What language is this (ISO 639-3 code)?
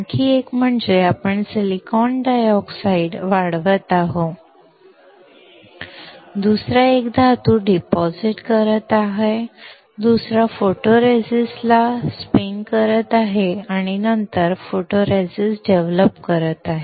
mar